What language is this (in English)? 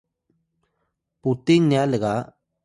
Atayal